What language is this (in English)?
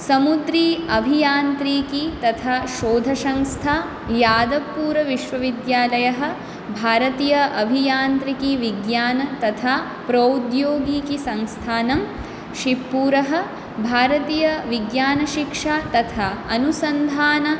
Sanskrit